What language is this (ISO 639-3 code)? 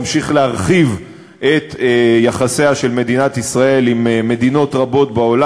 heb